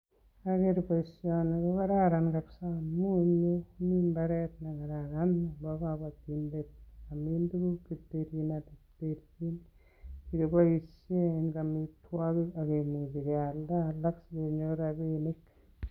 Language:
Kalenjin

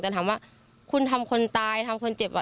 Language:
Thai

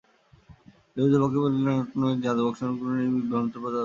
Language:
Bangla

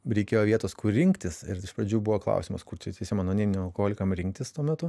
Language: Lithuanian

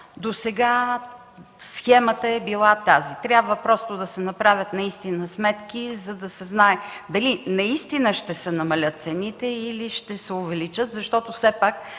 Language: Bulgarian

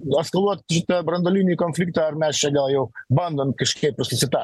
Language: Lithuanian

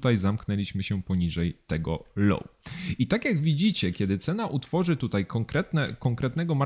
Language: Polish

